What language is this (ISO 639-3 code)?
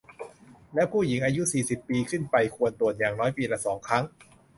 tha